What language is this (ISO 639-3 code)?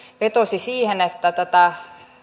fin